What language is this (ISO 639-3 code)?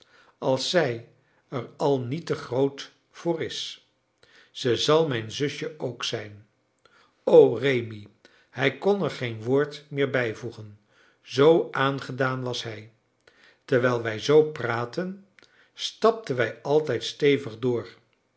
nld